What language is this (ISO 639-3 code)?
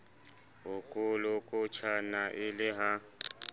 sot